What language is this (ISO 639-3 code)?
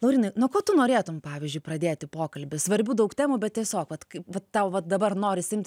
lit